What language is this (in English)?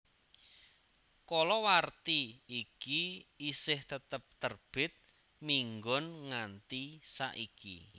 Javanese